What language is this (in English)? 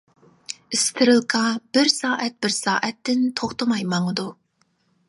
Uyghur